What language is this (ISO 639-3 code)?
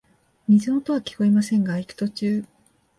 jpn